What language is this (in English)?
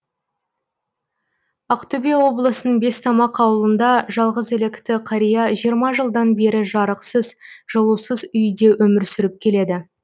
Kazakh